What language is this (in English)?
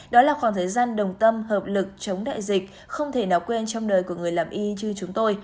Vietnamese